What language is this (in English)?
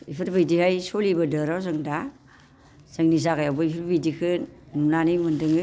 Bodo